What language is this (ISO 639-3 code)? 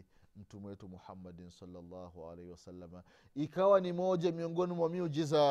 swa